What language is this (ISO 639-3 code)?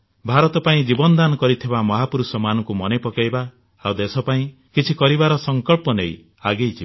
ori